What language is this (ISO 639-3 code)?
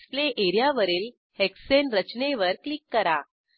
mar